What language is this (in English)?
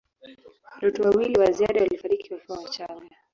Swahili